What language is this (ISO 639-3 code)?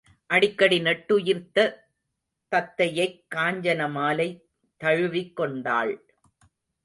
tam